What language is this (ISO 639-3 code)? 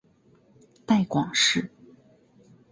zho